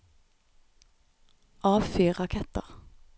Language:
Norwegian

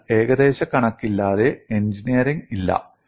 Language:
Malayalam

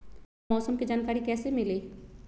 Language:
Magahi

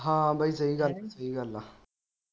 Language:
Punjabi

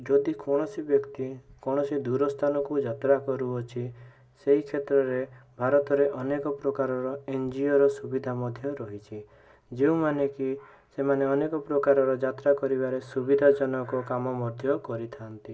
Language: Odia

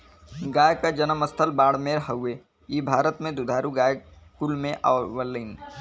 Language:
Bhojpuri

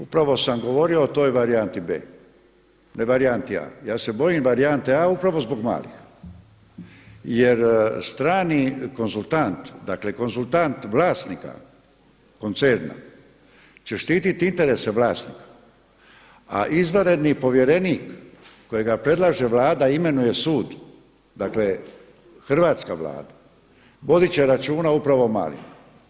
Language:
Croatian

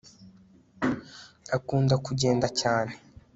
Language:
Kinyarwanda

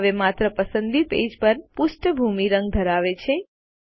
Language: Gujarati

